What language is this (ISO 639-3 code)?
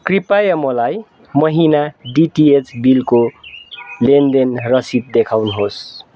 nep